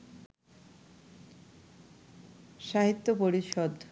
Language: Bangla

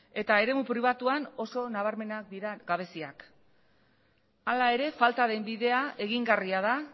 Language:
Basque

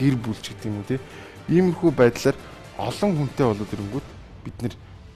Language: Turkish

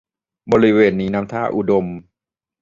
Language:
Thai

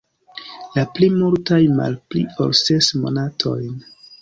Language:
Esperanto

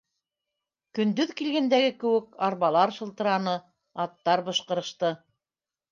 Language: Bashkir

